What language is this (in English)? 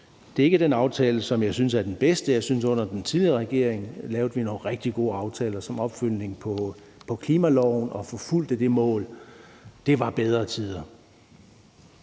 Danish